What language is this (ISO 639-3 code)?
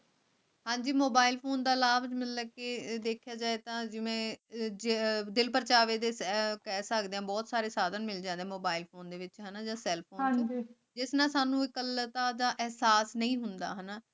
pan